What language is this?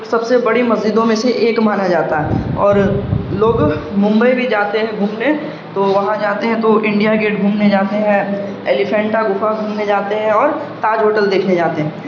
Urdu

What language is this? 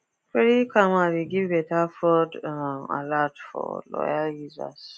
Nigerian Pidgin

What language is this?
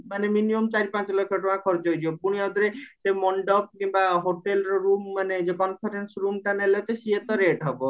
Odia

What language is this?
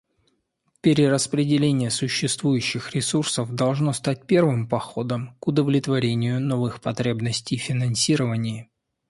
Russian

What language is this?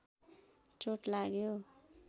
Nepali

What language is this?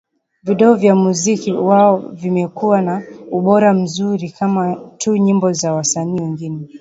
Swahili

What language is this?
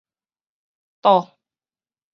Min Nan Chinese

